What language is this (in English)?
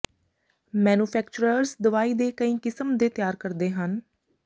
Punjabi